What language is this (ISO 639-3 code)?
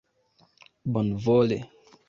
epo